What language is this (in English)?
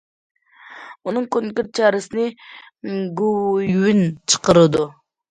Uyghur